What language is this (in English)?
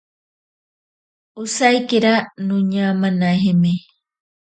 Ashéninka Perené